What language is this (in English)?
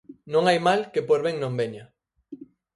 Galician